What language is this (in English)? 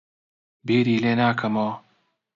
Central Kurdish